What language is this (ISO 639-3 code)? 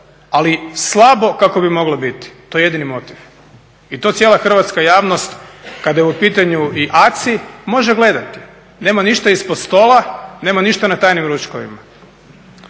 hrv